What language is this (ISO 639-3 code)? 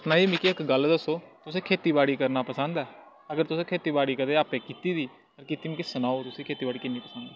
doi